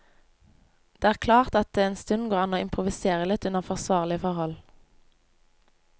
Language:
Norwegian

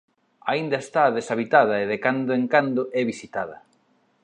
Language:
Galician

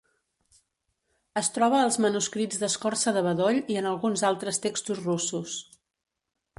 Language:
Catalan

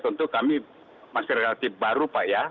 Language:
Indonesian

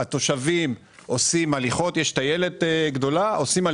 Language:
Hebrew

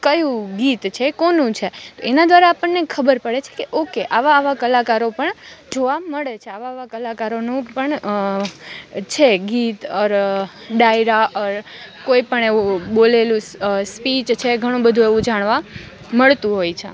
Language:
Gujarati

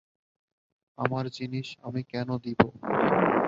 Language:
Bangla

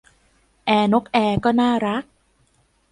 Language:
Thai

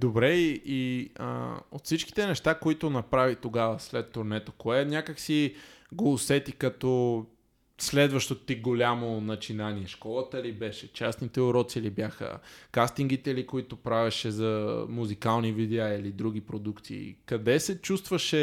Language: Bulgarian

